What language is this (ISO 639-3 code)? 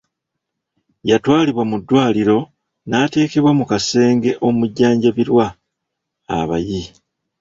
lug